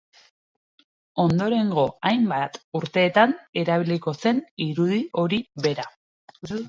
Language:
Basque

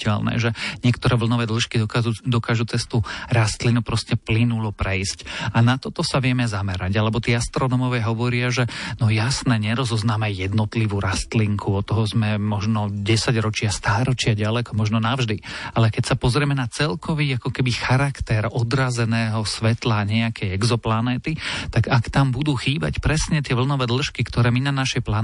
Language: Slovak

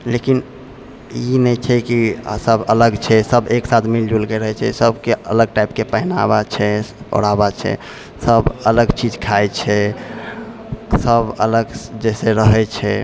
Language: Maithili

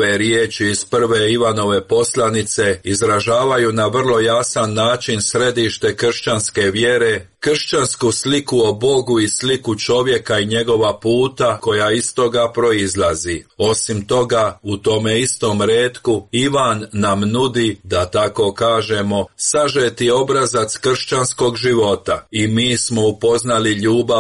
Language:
Croatian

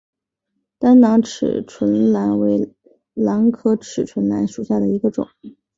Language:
Chinese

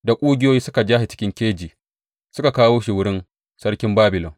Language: Hausa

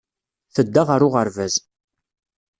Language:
Kabyle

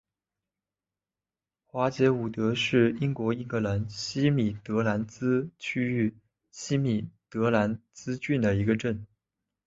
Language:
Chinese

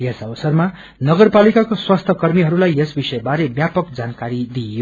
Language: Nepali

